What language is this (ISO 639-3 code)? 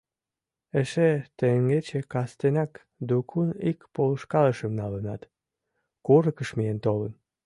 chm